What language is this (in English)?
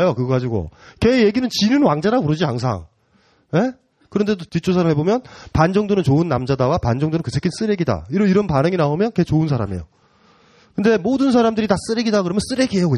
Korean